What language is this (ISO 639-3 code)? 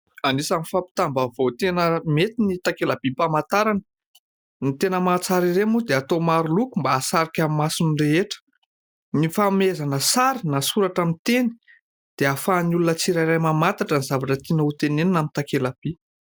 mlg